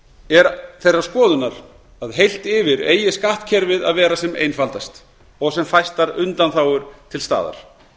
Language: Icelandic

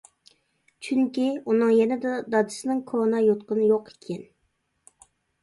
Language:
Uyghur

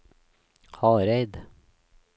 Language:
Norwegian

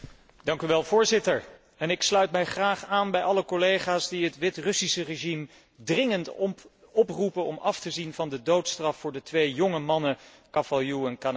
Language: Dutch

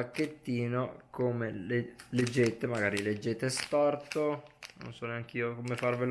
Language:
Italian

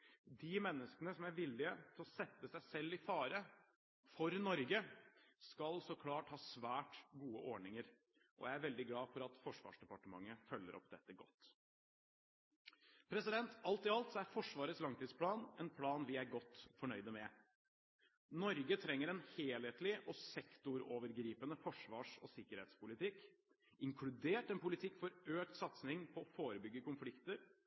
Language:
Norwegian Bokmål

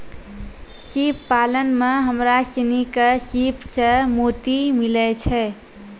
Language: Maithili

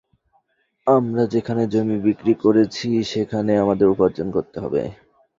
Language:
Bangla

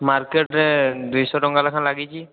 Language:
Odia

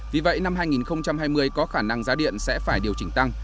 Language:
Vietnamese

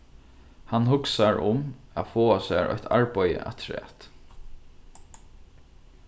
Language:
Faroese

